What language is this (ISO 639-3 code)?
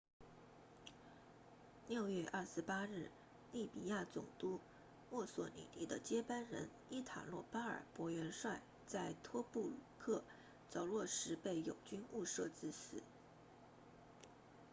zho